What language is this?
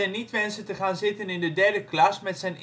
Dutch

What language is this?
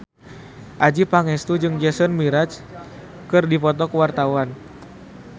Sundanese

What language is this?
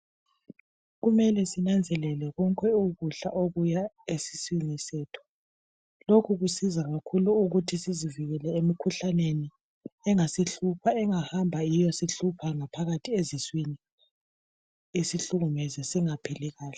North Ndebele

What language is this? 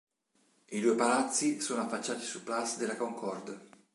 Italian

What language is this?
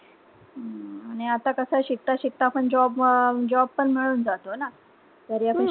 Marathi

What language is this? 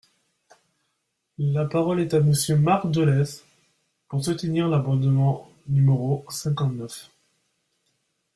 French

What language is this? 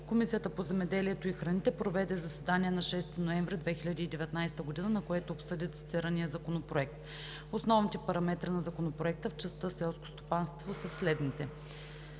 Bulgarian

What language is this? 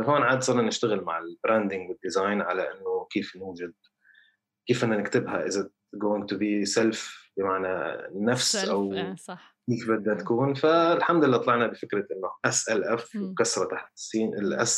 Arabic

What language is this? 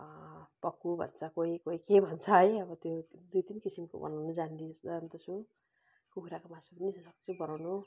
Nepali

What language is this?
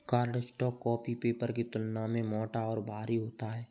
Hindi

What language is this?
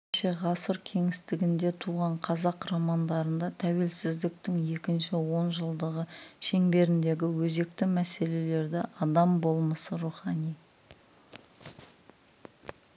Kazakh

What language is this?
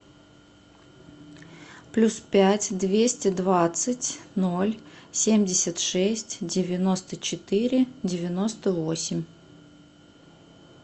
Russian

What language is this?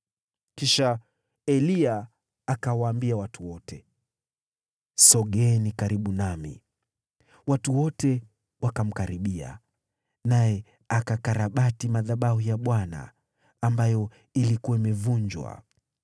Swahili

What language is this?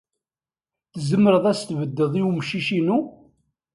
Kabyle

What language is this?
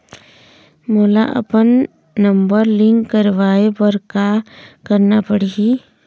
Chhattisgarhi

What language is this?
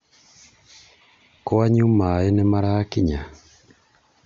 Kikuyu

